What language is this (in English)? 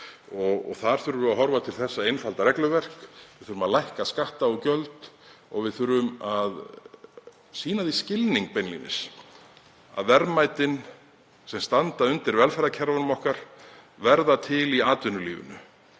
Icelandic